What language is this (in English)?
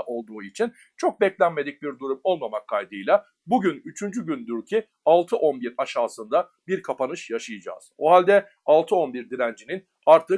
Turkish